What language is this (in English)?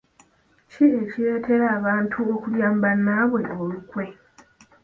Ganda